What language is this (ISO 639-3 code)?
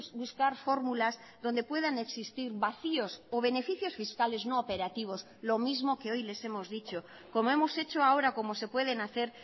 spa